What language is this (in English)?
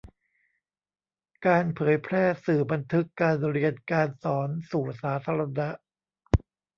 Thai